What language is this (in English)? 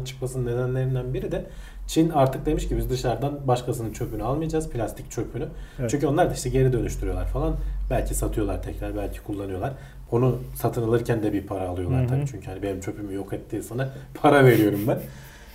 Turkish